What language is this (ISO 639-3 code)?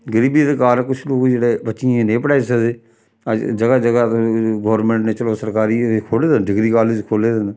doi